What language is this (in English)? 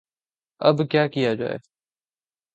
Urdu